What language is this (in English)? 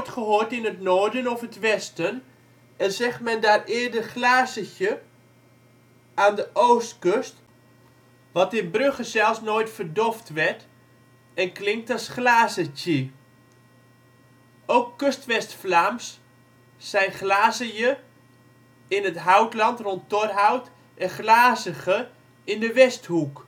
Dutch